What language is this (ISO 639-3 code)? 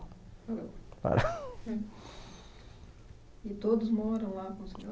por